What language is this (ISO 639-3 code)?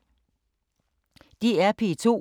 dan